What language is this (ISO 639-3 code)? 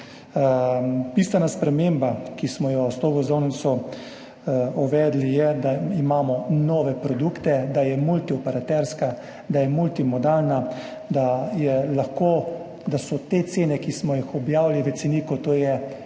slv